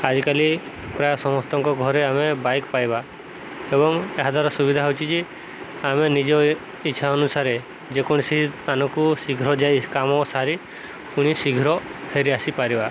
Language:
Odia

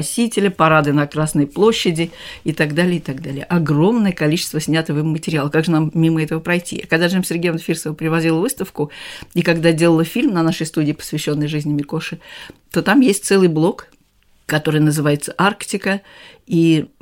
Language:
Russian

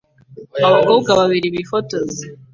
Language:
Kinyarwanda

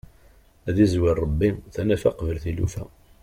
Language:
Kabyle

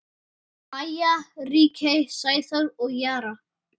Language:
Icelandic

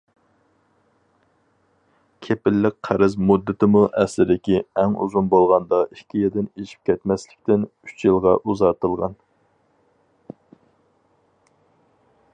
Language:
Uyghur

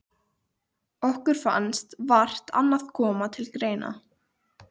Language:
Icelandic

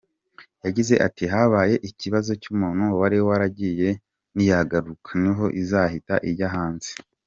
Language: Kinyarwanda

